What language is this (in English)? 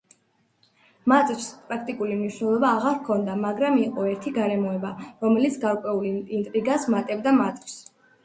Georgian